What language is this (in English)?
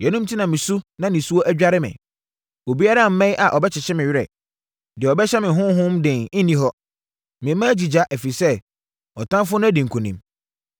Akan